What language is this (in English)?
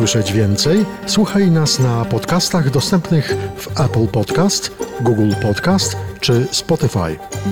Polish